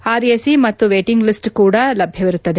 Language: Kannada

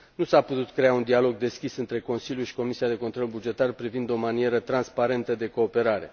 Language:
Romanian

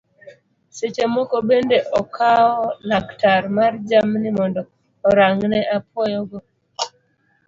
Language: Luo (Kenya and Tanzania)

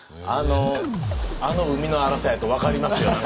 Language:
Japanese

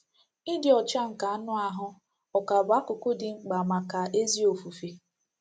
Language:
Igbo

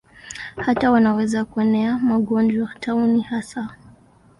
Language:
Swahili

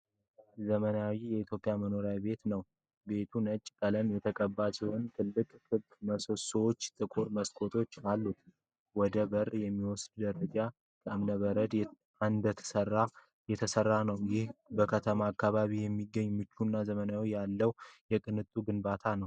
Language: Amharic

